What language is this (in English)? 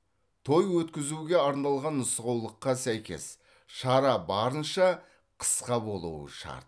Kazakh